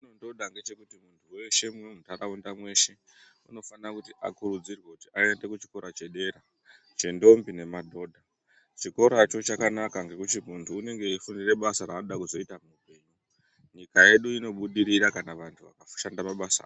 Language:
Ndau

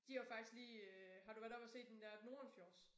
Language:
Danish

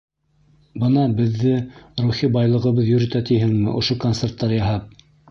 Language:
Bashkir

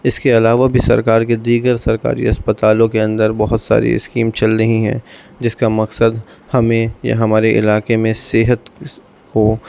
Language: Urdu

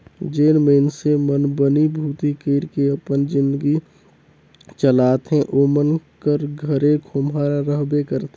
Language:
Chhattisgarhi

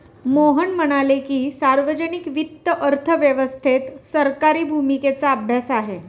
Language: Marathi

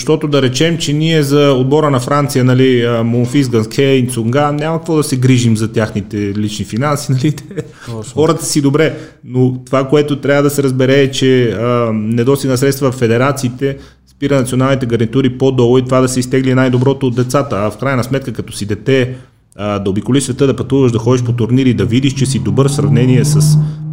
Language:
Bulgarian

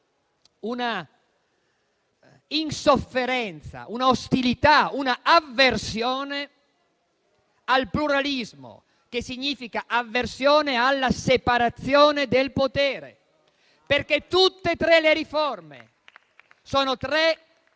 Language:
Italian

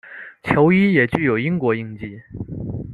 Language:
Chinese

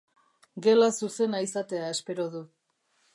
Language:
Basque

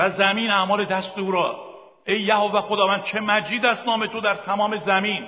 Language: Persian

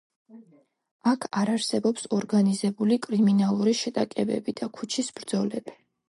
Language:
Georgian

